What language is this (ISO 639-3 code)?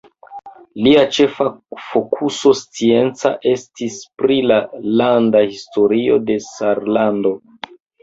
epo